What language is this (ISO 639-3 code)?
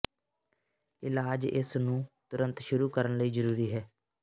pan